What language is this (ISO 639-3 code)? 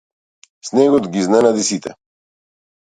mkd